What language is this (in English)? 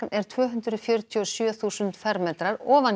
Icelandic